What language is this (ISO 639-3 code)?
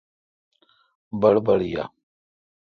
xka